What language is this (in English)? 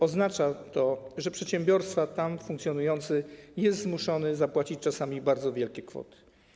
Polish